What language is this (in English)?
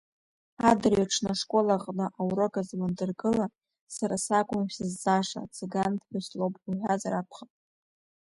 Abkhazian